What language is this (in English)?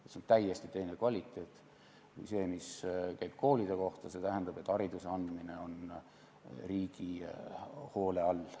Estonian